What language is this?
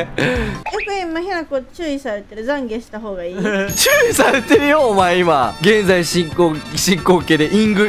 Japanese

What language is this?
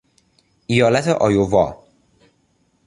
Persian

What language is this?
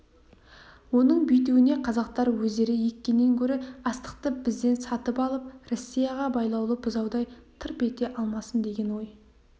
Kazakh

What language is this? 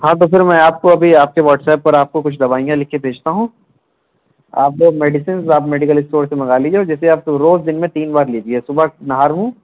Urdu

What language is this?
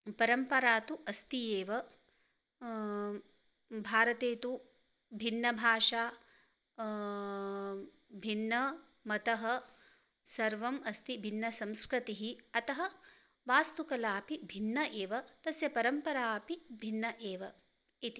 Sanskrit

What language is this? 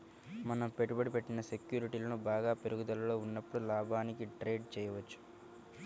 Telugu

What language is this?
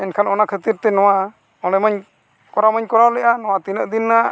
Santali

